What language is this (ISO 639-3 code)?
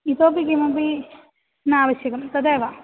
san